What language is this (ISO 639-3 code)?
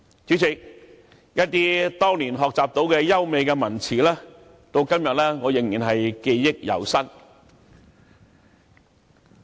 yue